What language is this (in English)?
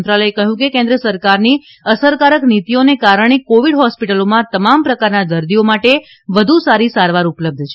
Gujarati